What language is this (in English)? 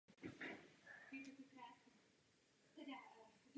Czech